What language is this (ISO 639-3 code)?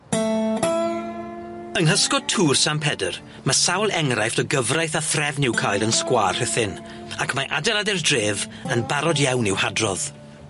cym